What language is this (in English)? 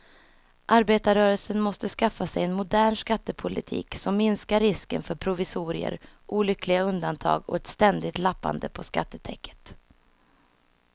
Swedish